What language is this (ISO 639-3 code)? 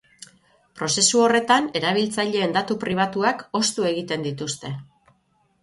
eus